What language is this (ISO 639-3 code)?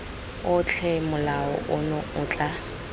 tsn